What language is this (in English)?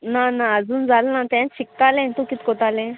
Konkani